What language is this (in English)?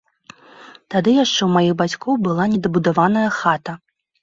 Belarusian